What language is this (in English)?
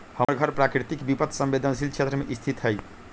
Magahi